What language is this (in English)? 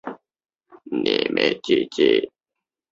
Chinese